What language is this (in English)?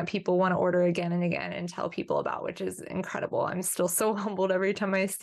English